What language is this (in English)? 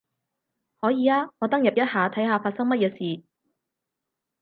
Cantonese